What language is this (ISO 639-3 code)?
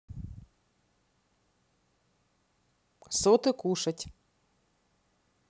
rus